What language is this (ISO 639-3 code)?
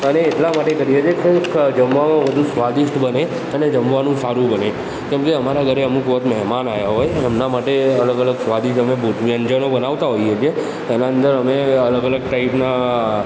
guj